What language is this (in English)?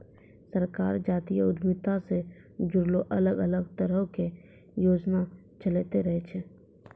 Maithili